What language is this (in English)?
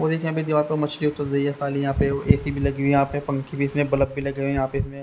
Hindi